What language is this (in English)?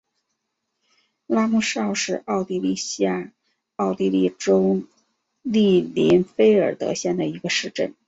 Chinese